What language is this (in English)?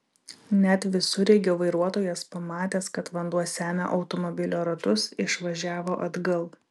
Lithuanian